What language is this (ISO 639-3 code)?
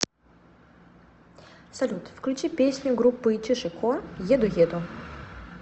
rus